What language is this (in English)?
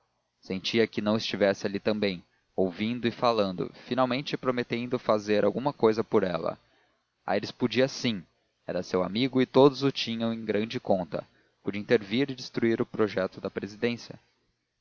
Portuguese